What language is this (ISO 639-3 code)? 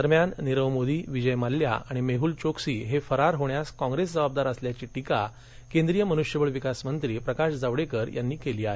mar